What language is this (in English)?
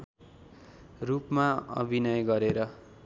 Nepali